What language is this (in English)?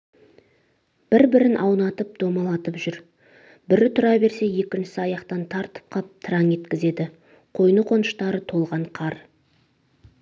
Kazakh